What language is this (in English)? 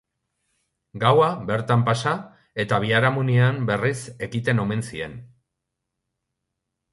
Basque